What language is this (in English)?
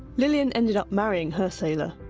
English